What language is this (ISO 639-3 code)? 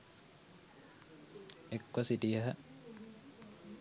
sin